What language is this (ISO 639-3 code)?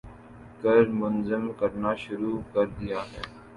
urd